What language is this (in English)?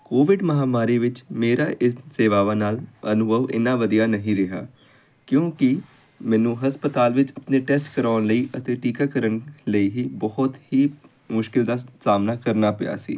Punjabi